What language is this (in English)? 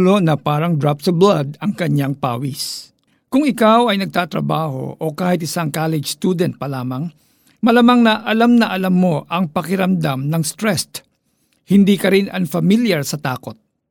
Filipino